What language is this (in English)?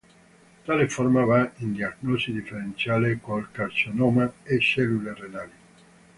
Italian